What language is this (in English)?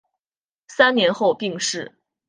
Chinese